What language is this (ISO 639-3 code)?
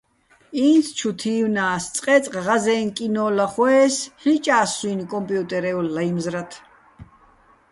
bbl